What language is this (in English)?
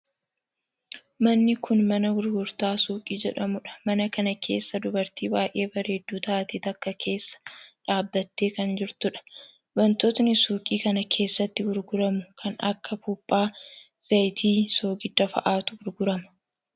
Oromo